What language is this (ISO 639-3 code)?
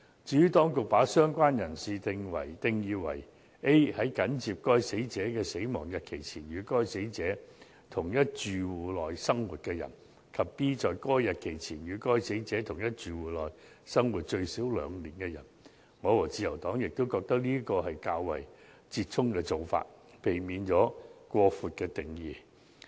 yue